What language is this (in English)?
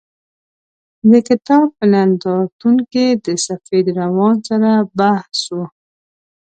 Pashto